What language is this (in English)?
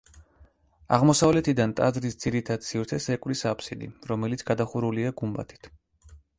Georgian